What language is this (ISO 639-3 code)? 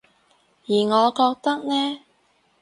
yue